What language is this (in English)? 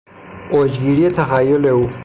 Persian